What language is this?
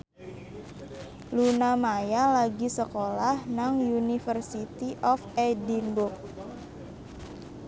Javanese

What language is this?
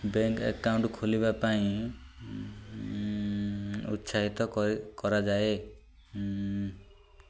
Odia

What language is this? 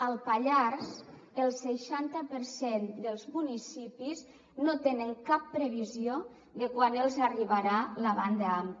Catalan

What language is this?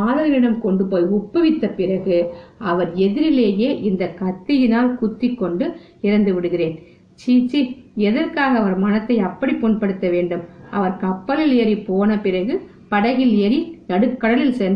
Tamil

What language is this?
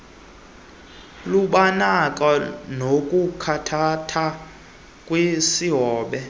Xhosa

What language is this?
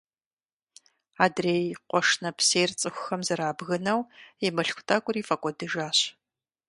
Kabardian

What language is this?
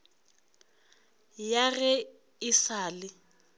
Northern Sotho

